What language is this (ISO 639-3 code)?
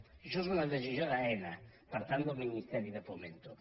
cat